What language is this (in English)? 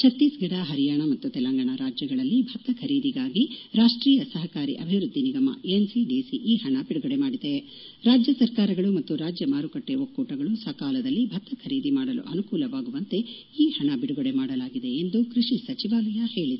Kannada